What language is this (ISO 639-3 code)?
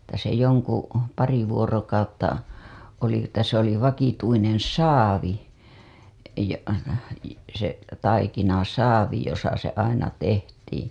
fin